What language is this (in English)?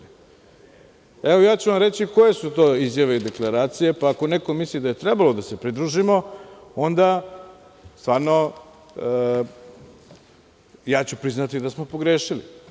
Serbian